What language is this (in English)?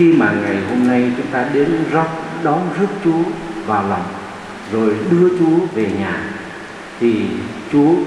Vietnamese